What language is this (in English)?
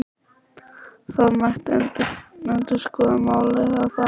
Icelandic